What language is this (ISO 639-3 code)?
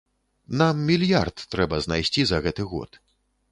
bel